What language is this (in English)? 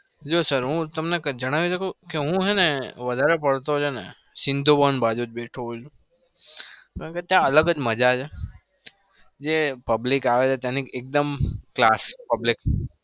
Gujarati